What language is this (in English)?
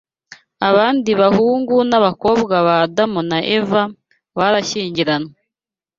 Kinyarwanda